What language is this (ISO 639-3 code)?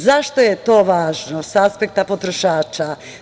srp